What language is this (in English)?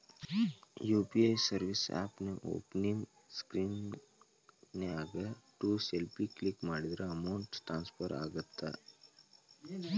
Kannada